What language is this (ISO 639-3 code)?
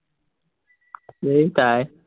asm